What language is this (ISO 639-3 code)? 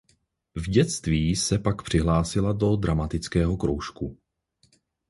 ces